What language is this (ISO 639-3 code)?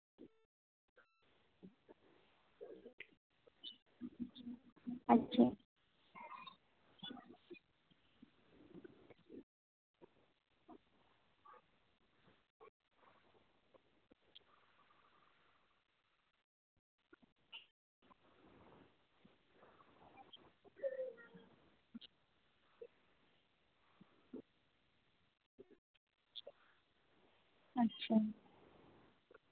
sat